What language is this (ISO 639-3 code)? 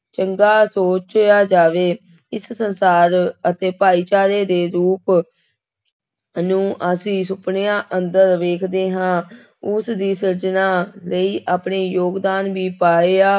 pan